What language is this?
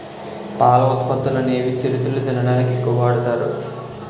Telugu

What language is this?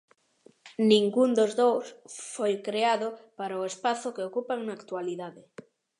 Galician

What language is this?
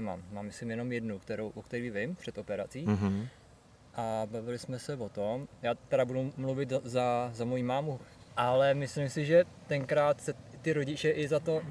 Czech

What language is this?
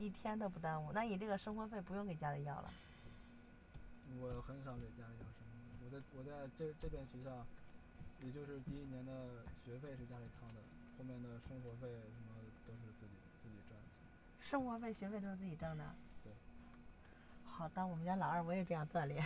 Chinese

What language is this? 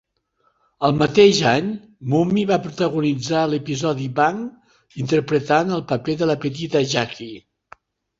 Catalan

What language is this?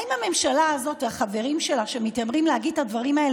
Hebrew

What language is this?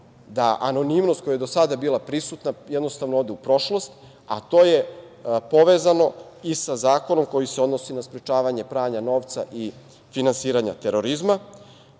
Serbian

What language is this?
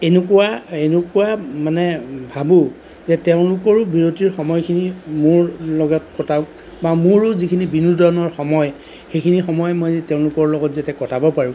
Assamese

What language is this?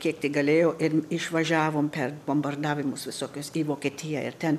Lithuanian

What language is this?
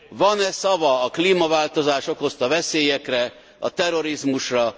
Hungarian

